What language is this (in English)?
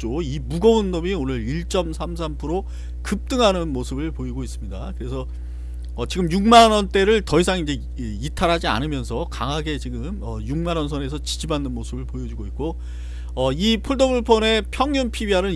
Korean